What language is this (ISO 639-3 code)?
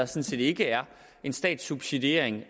dan